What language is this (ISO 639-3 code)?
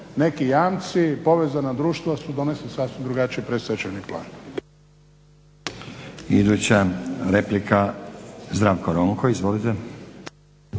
hrv